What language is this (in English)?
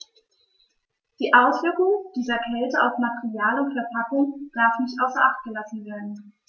German